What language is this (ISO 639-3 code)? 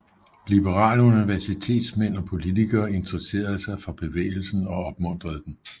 dan